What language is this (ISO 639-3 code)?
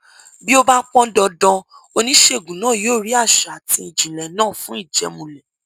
yor